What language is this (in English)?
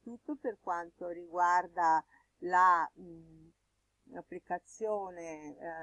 Italian